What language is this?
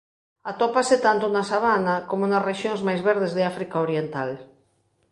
Galician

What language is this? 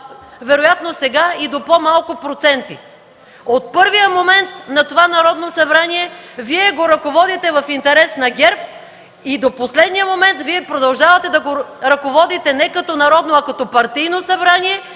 Bulgarian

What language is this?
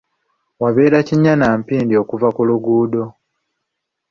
Ganda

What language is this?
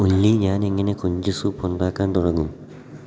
Malayalam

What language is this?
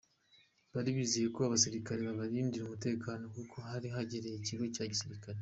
Kinyarwanda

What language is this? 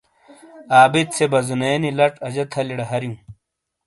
Shina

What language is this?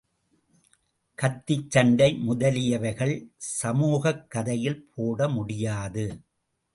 Tamil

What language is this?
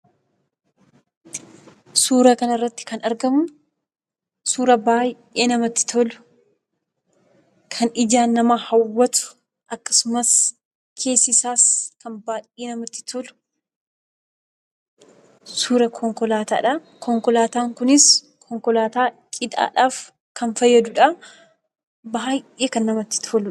Oromo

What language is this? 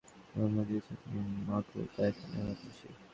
Bangla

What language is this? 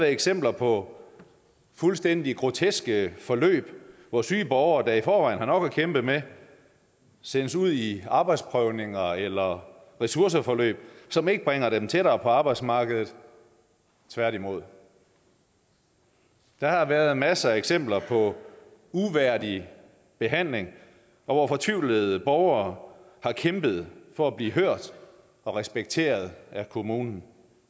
Danish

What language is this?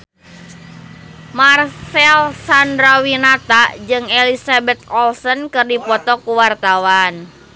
Sundanese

